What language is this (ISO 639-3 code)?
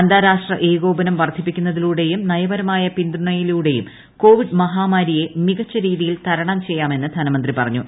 mal